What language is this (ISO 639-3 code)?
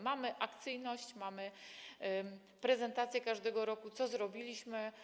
pol